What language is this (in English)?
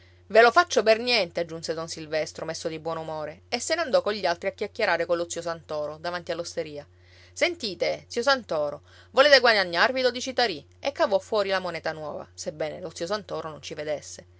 Italian